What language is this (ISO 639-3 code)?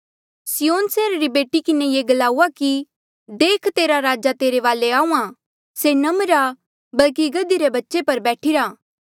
mjl